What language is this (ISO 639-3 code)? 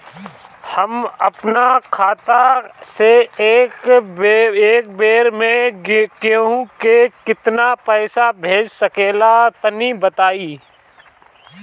bho